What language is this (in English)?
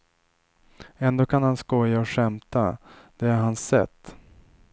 Swedish